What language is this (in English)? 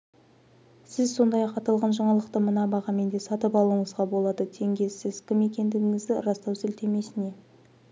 Kazakh